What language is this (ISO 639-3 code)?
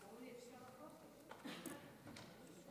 heb